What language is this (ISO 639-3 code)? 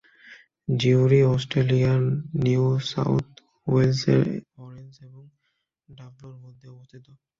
ben